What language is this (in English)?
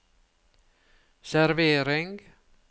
Norwegian